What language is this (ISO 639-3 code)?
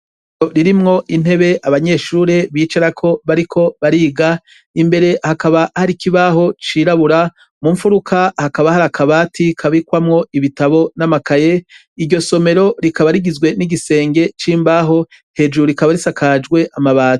run